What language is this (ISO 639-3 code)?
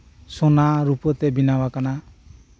sat